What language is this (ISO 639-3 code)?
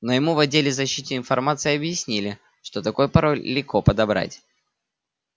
rus